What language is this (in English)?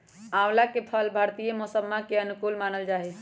Magahi